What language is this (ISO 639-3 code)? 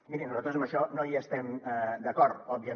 cat